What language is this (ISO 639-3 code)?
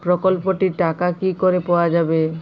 ben